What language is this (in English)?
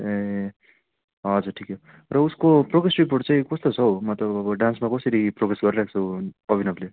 Nepali